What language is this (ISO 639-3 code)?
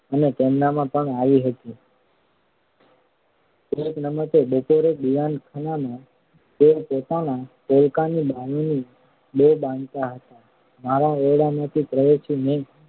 guj